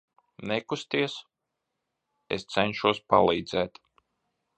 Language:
Latvian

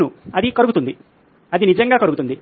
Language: Telugu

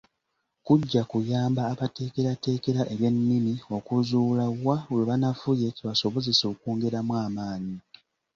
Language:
Ganda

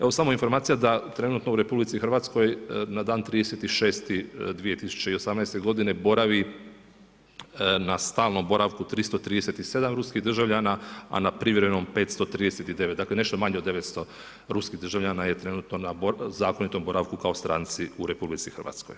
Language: Croatian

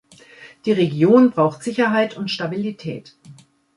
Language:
German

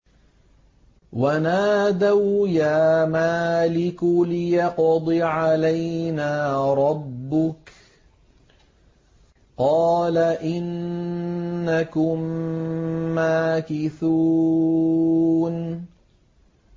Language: Arabic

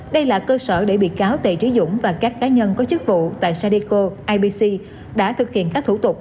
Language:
Vietnamese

